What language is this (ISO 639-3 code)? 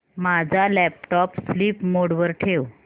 mar